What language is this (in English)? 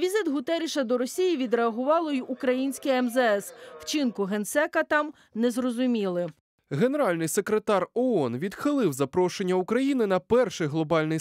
Ukrainian